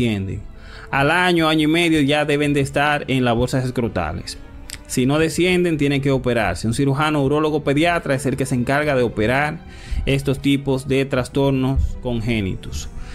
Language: Spanish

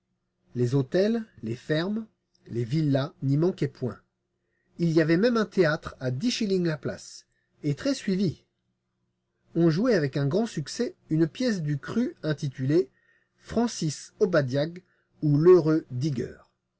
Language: French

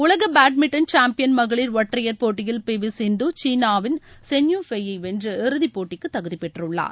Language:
Tamil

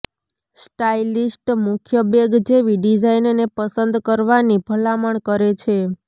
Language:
Gujarati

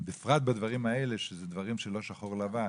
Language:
Hebrew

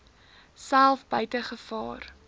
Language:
Afrikaans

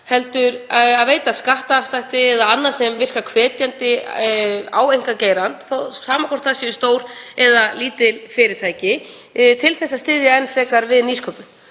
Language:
Icelandic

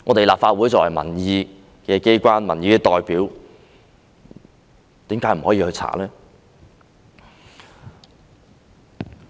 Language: Cantonese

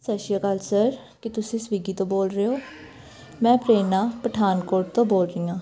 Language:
Punjabi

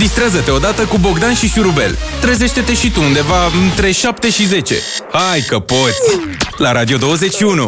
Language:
Romanian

